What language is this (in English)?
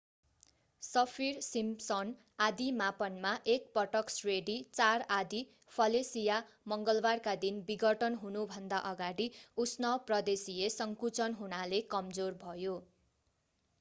Nepali